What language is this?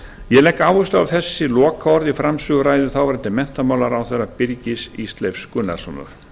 Icelandic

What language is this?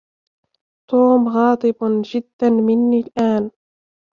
Arabic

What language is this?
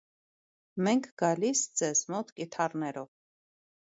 Armenian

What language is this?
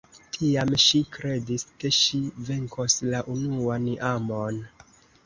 Esperanto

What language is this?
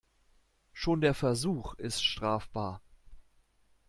German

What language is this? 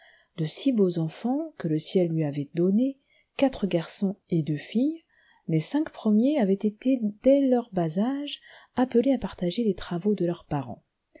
French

